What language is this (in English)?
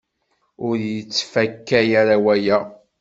Kabyle